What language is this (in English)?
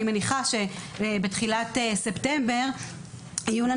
Hebrew